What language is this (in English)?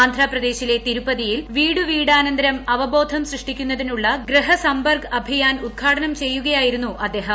Malayalam